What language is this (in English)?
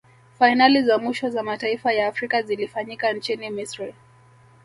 Swahili